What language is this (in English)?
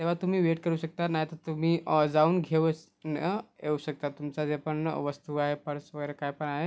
Marathi